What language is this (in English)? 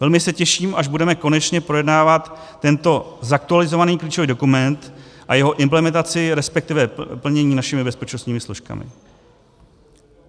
Czech